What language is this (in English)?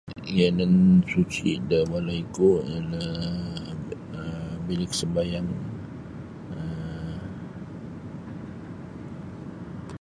Sabah Bisaya